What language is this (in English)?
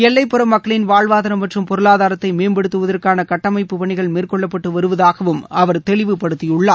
Tamil